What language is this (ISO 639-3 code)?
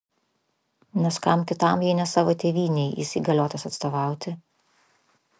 lit